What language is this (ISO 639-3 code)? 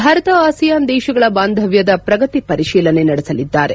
kan